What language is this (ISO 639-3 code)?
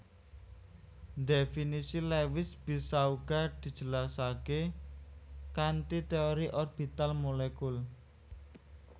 jav